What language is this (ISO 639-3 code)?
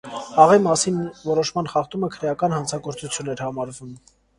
hye